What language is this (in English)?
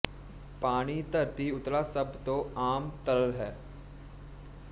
Punjabi